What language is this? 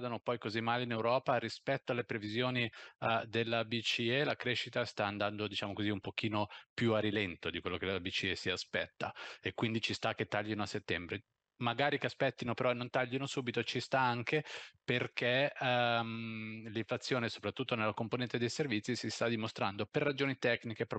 Italian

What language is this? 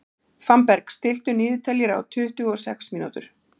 Icelandic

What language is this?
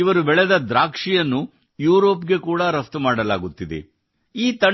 Kannada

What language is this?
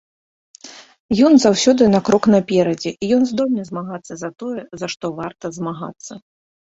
Belarusian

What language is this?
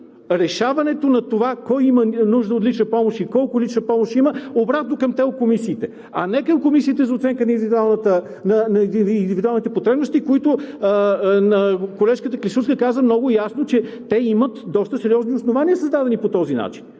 Bulgarian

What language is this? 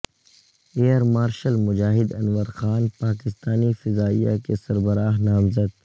Urdu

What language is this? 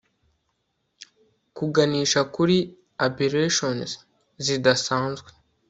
Kinyarwanda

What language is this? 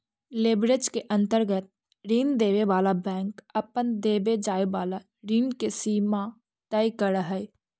Magahi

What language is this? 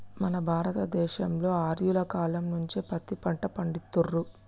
Telugu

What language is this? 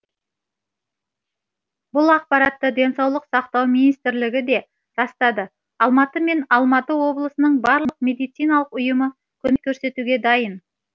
Kazakh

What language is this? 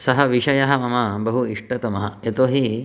Sanskrit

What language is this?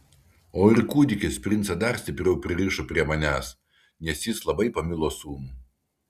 Lithuanian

